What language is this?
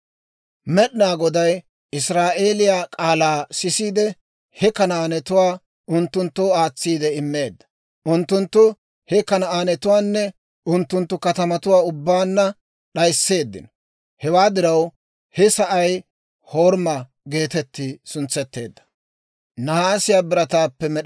Dawro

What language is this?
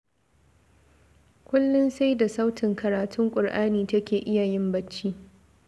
Hausa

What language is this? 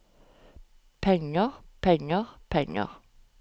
Norwegian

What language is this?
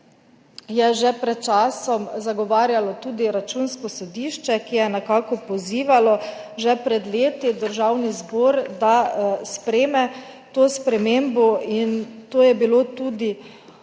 Slovenian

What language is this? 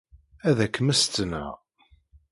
Kabyle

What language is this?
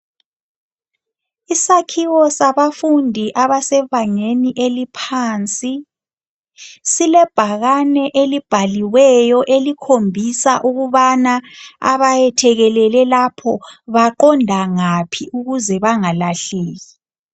North Ndebele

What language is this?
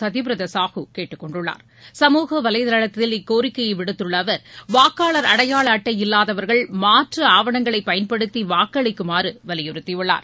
Tamil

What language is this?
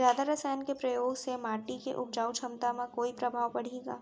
Chhattisgarhi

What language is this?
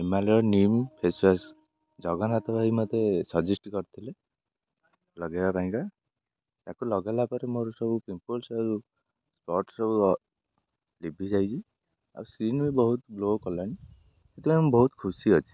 Odia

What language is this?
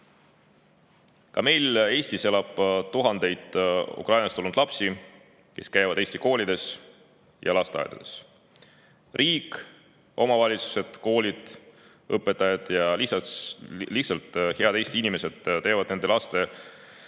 Estonian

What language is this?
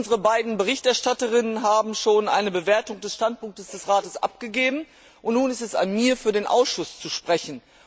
German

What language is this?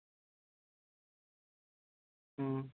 Punjabi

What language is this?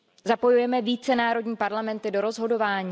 Czech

